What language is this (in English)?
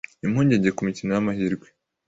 Kinyarwanda